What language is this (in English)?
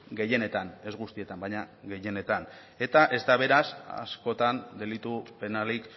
Basque